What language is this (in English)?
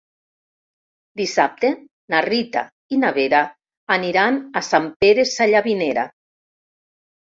Catalan